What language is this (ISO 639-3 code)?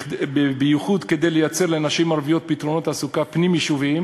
heb